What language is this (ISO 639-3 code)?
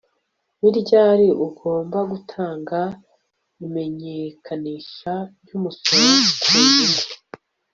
kin